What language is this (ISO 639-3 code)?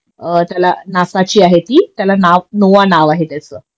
mar